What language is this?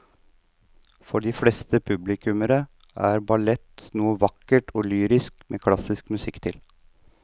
Norwegian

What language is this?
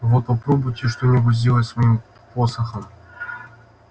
Russian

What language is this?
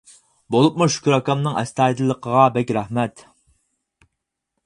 Uyghur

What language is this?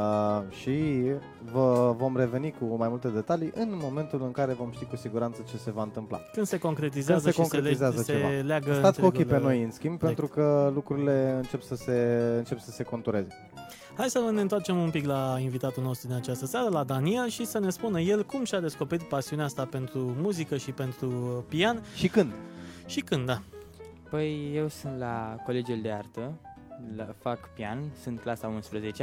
Romanian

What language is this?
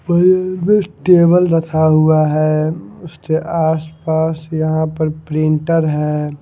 Hindi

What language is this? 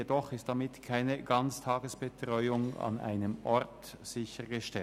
Swiss German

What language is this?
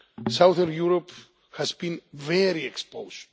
English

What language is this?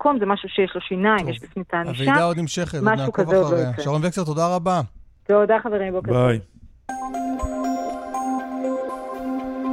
Hebrew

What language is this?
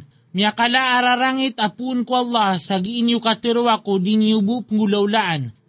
Filipino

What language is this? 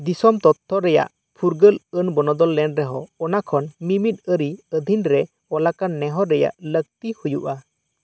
Santali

